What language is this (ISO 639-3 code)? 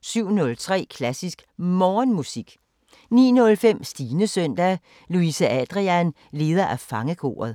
dan